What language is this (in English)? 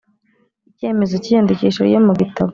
Kinyarwanda